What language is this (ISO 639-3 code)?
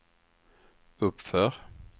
swe